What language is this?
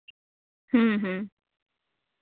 Santali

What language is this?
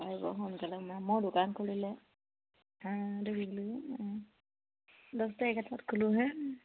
Assamese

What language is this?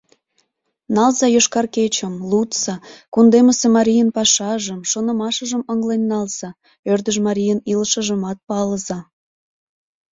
Mari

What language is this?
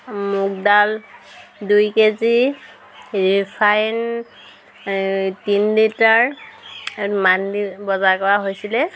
Assamese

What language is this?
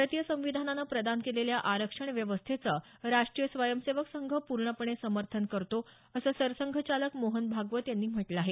Marathi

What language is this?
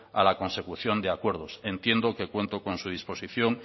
Spanish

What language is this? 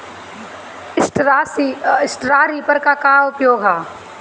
Bhojpuri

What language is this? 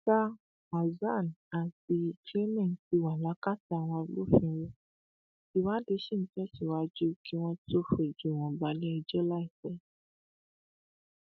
Yoruba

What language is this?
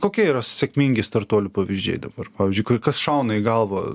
Lithuanian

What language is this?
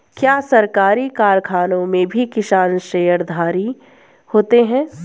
Hindi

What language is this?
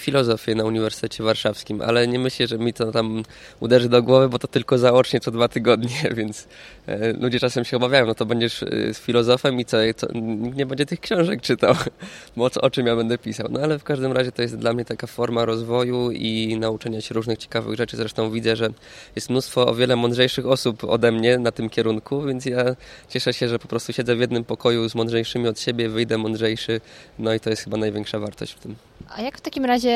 Polish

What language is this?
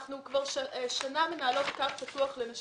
Hebrew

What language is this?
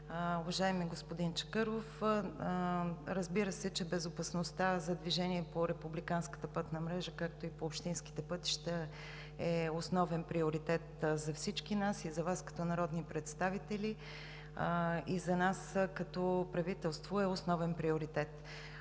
Bulgarian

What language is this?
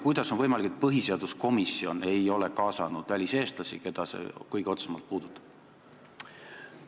Estonian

